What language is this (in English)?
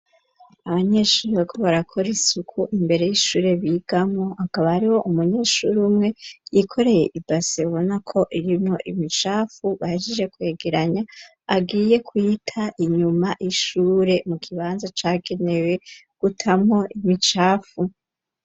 Rundi